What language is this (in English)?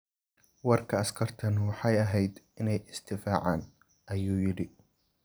Somali